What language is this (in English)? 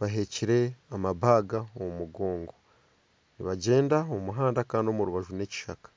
Nyankole